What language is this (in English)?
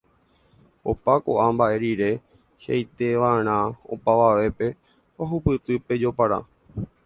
Guarani